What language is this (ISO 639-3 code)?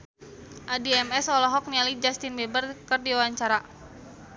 sun